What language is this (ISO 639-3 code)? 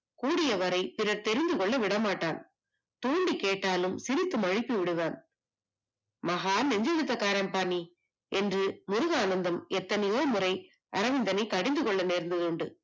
tam